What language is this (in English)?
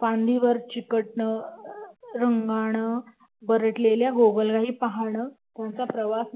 Marathi